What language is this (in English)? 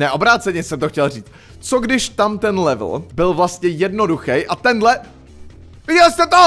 Czech